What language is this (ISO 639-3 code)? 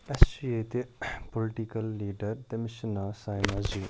kas